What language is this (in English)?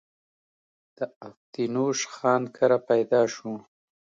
Pashto